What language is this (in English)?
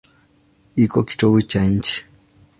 Swahili